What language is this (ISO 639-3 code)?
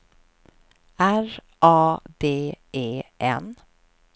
swe